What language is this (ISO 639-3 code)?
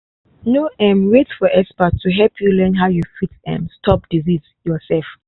pcm